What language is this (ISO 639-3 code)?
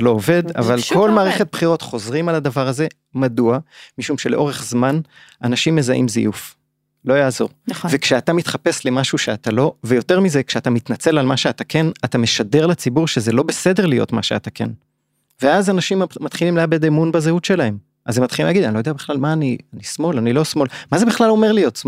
heb